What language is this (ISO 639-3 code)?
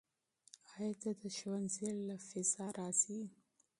pus